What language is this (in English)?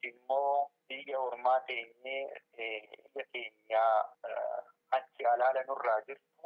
Arabic